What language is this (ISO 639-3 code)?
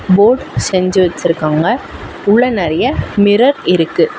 tam